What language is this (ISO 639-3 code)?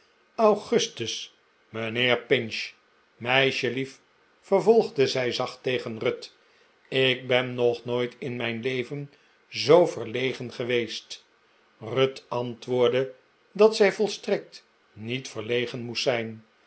nld